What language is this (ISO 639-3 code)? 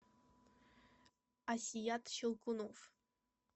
rus